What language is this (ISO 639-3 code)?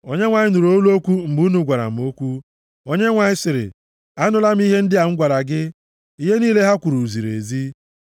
ibo